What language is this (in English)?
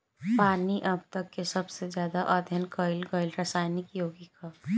Bhojpuri